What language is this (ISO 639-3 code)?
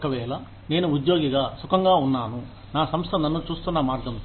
tel